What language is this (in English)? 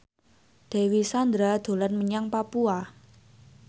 Javanese